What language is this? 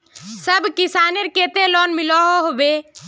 Magahi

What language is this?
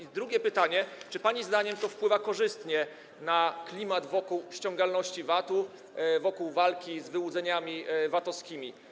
Polish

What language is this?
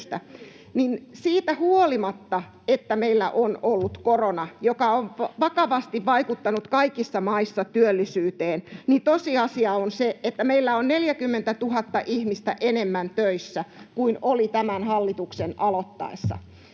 Finnish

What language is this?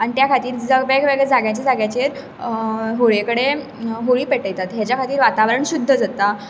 Konkani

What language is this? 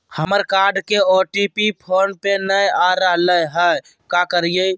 Magahi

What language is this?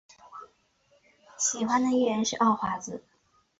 Chinese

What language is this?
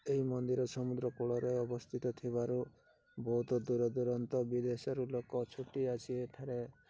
Odia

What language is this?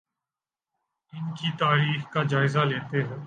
Urdu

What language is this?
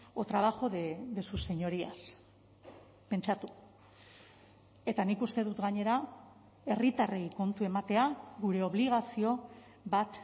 Basque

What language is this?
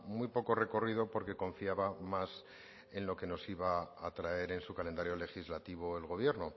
Spanish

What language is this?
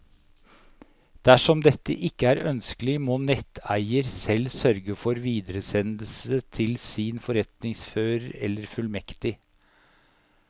Norwegian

